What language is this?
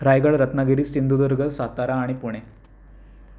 Marathi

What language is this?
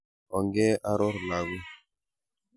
Kalenjin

